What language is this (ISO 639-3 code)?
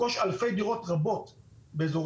heb